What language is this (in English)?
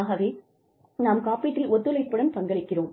Tamil